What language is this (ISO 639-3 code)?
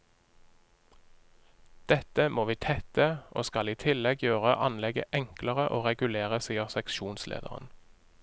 nor